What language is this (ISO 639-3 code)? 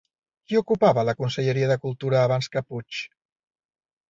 cat